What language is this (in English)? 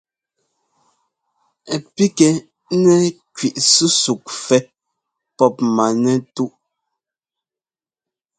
Ngomba